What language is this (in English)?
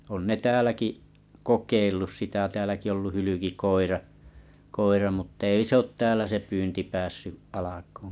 Finnish